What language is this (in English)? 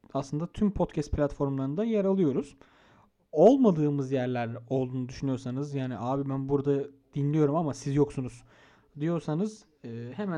Turkish